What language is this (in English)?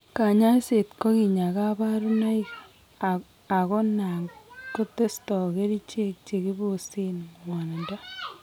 Kalenjin